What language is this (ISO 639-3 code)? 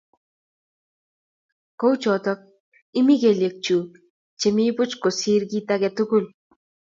kln